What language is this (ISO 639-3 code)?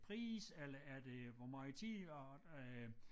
dan